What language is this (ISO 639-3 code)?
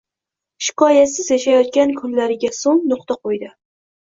uzb